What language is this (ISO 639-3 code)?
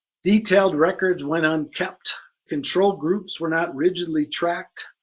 eng